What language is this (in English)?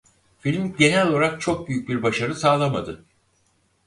Turkish